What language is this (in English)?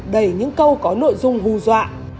Vietnamese